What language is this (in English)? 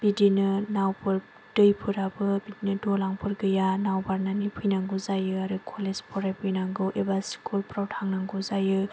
Bodo